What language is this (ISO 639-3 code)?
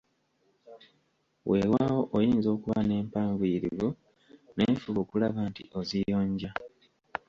lug